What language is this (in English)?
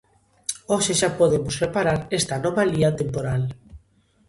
Galician